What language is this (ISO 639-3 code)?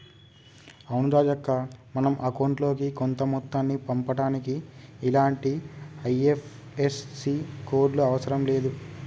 tel